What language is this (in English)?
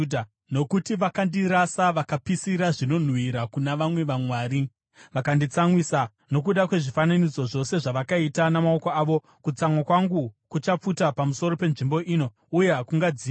Shona